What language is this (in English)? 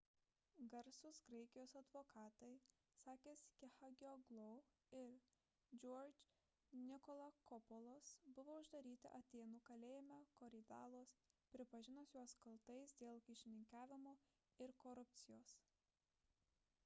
Lithuanian